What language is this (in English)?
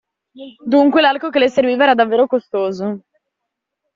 Italian